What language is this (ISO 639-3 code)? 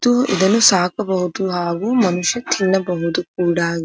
kan